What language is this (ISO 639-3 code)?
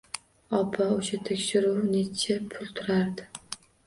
uzb